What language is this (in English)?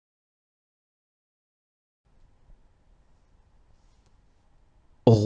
Arabic